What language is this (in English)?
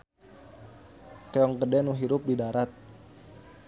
Sundanese